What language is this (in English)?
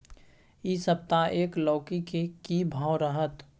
Maithili